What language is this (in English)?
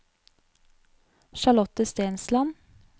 Norwegian